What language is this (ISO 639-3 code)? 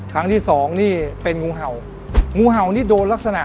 tha